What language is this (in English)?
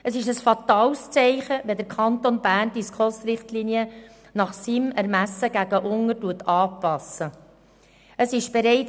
Swiss German